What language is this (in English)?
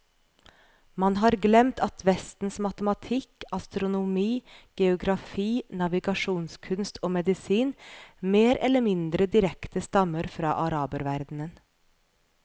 Norwegian